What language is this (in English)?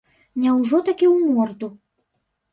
Belarusian